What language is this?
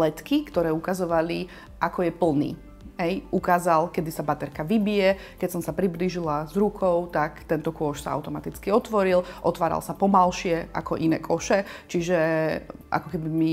Slovak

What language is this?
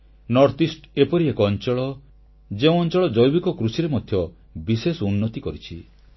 Odia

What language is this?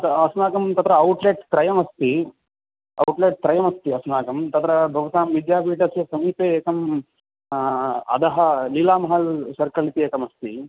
Sanskrit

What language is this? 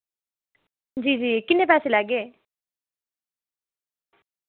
Dogri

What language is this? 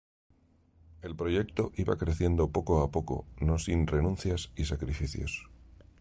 Spanish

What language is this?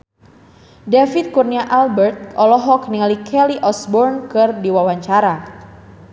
Sundanese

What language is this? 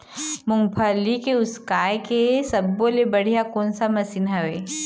Chhattisgarhi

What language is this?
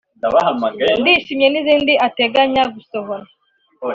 Kinyarwanda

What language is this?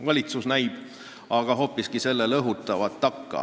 Estonian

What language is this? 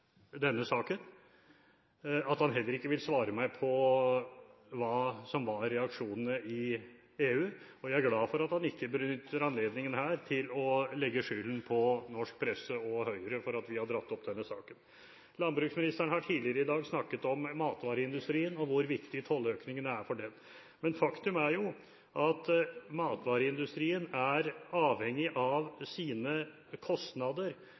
Norwegian Bokmål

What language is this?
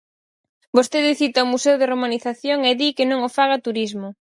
Galician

